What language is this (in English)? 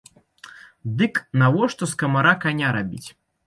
Belarusian